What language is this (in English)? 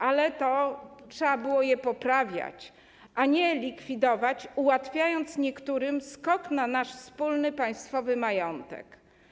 Polish